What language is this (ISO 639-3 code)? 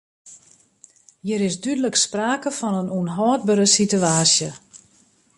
fry